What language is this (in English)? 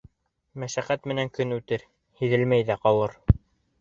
Bashkir